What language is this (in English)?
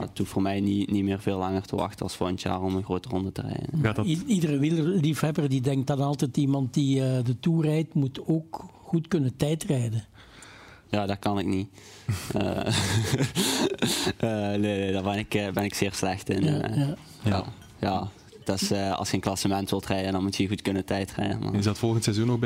Dutch